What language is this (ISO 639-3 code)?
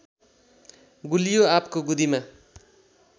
nep